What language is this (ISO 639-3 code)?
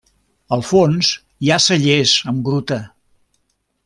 cat